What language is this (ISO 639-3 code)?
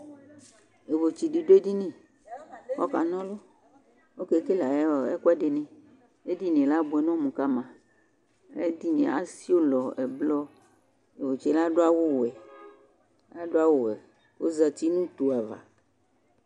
kpo